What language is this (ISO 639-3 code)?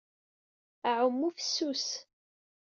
kab